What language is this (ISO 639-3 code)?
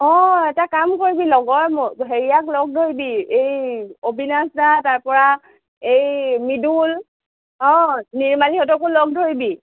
asm